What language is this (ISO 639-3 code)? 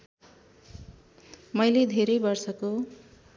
nep